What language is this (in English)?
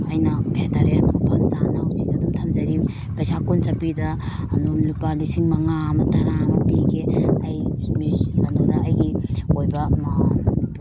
Manipuri